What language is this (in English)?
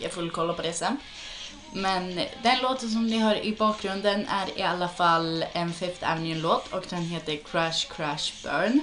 Swedish